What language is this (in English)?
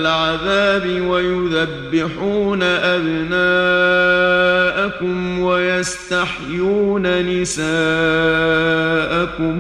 Arabic